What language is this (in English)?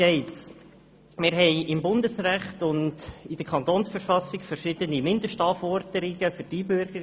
Swiss German